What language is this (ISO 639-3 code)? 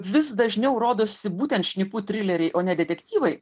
lit